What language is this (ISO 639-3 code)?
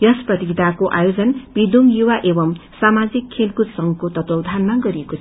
nep